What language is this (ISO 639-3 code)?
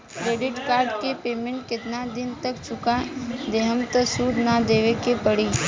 bho